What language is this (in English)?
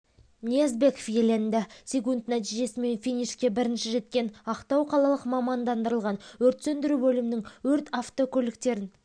Kazakh